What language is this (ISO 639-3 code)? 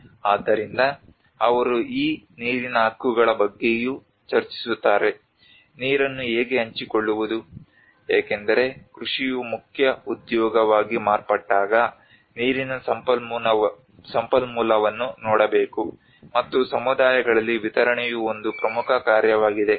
kan